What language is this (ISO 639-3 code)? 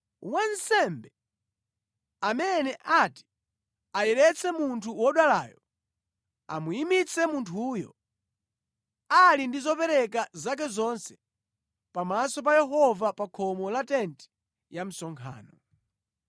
nya